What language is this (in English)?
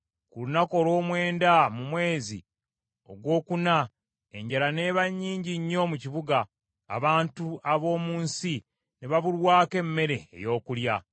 Ganda